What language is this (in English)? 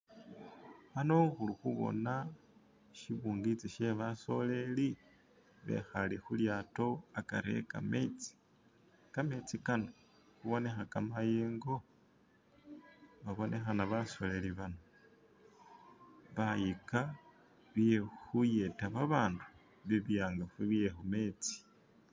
Masaaba